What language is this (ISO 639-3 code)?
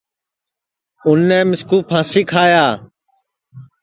ssi